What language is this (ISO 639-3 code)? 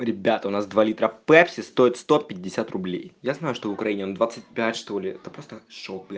rus